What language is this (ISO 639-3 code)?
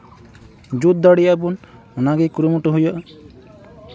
sat